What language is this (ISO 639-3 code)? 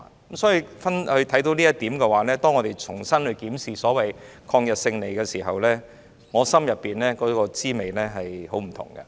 yue